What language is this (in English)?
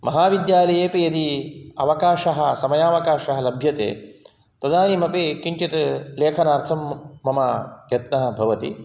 Sanskrit